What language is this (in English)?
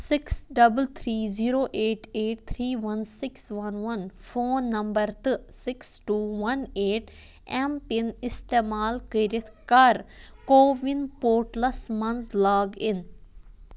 Kashmiri